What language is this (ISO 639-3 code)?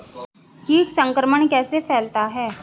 hin